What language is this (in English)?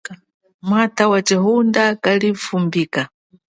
Chokwe